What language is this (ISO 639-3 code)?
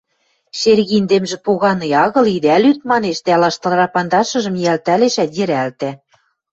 mrj